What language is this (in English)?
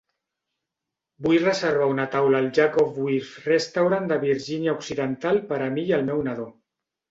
Catalan